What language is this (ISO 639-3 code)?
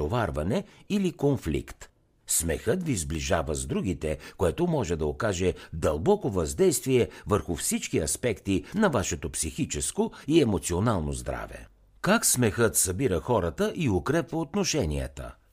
bul